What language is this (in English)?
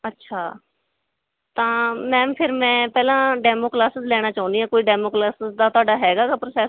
Punjabi